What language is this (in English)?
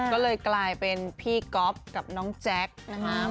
Thai